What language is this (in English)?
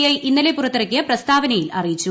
Malayalam